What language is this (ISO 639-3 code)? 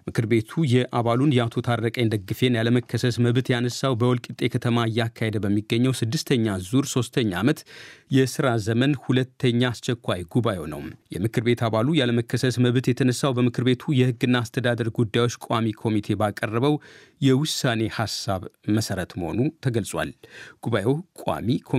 amh